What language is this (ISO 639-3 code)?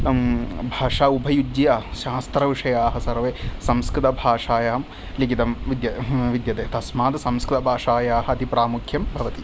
san